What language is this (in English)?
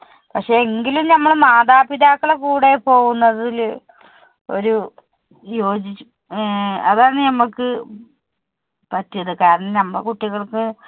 Malayalam